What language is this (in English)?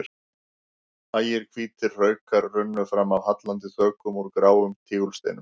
Icelandic